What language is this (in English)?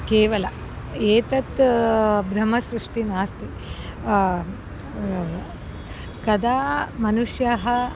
Sanskrit